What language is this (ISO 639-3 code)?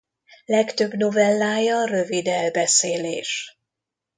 hun